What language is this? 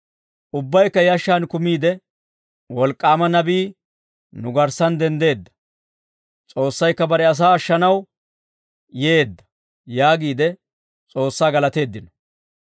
Dawro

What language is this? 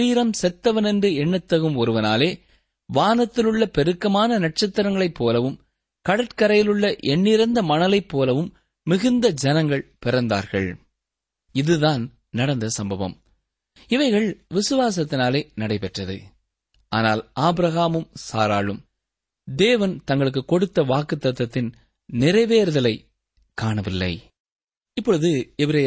Tamil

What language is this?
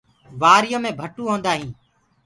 Gurgula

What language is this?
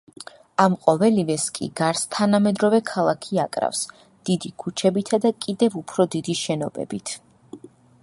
Georgian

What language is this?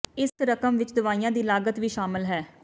Punjabi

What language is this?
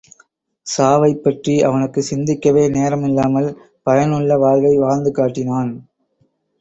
Tamil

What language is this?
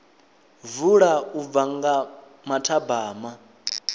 Venda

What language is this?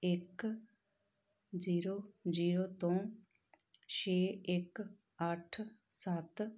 Punjabi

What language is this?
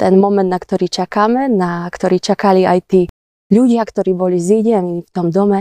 Slovak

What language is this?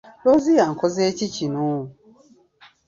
Ganda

